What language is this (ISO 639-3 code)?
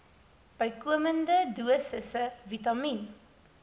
afr